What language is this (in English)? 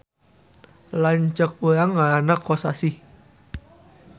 Sundanese